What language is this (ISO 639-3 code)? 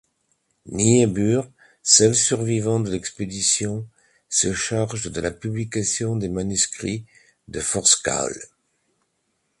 fra